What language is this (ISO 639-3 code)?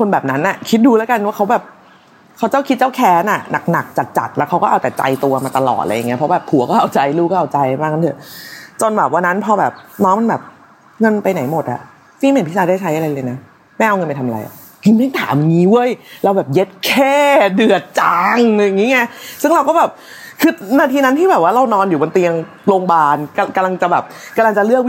tha